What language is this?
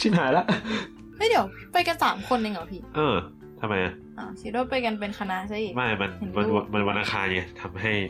Thai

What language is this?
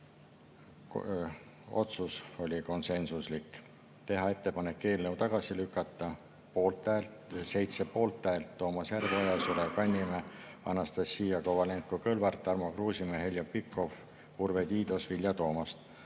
Estonian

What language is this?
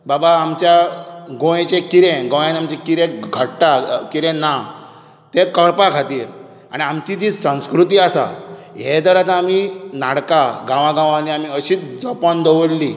Konkani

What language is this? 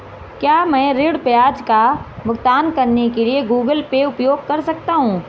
Hindi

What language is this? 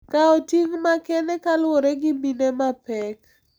Luo (Kenya and Tanzania)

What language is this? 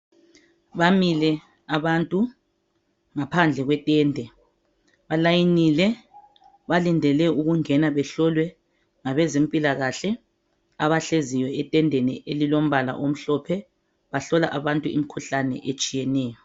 North Ndebele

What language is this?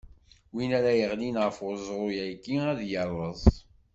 Kabyle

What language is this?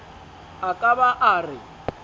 Southern Sotho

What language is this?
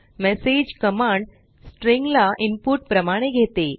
Marathi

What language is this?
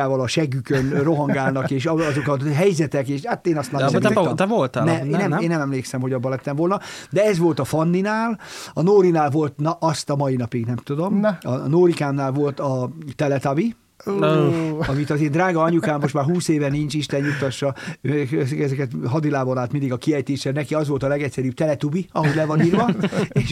Hungarian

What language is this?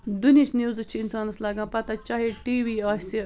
Kashmiri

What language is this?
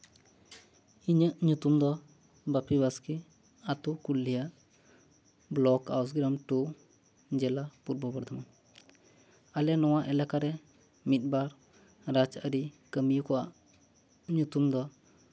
Santali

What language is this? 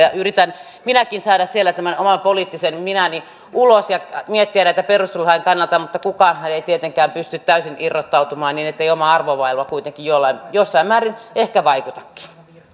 Finnish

